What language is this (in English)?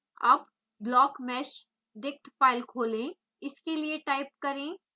Hindi